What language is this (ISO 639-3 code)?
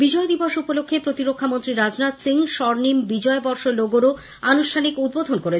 ben